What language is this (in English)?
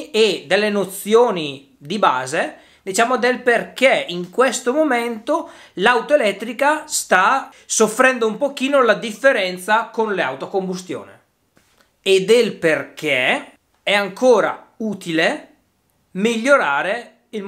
Italian